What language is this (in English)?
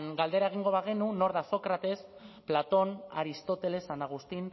Basque